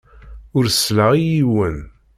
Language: Kabyle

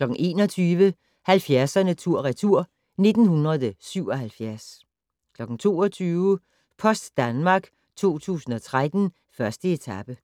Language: Danish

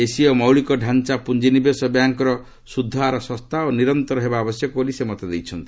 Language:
Odia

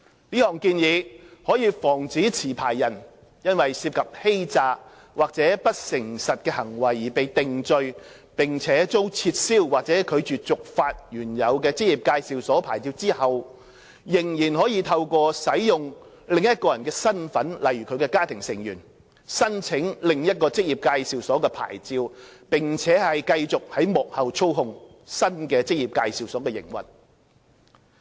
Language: Cantonese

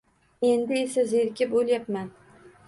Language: Uzbek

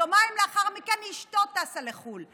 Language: Hebrew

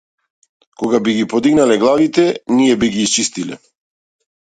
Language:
Macedonian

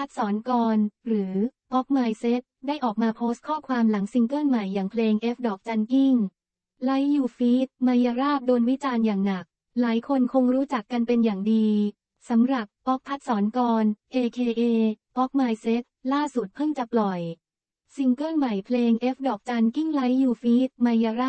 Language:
Thai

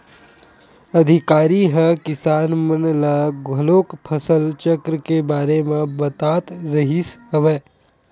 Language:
Chhattisgarhi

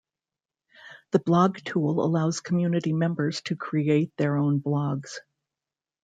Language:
English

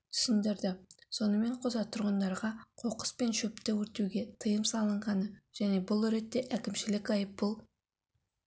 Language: Kazakh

